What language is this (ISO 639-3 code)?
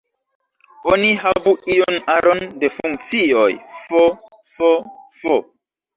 epo